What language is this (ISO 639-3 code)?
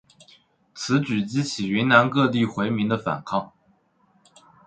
zho